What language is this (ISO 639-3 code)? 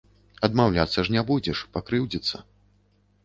bel